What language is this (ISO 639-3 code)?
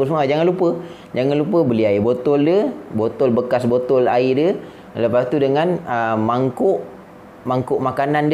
msa